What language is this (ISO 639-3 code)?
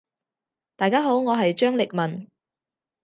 yue